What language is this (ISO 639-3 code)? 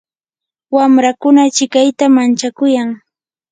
qur